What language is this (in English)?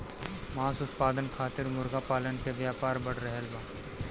Bhojpuri